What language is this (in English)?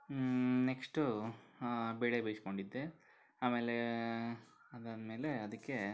Kannada